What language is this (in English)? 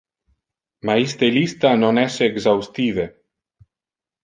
Interlingua